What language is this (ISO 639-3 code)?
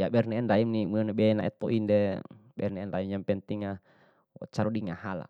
bhp